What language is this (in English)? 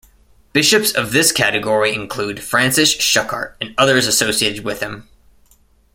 English